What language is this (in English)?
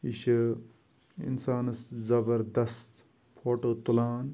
Kashmiri